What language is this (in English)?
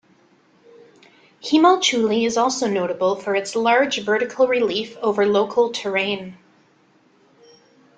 English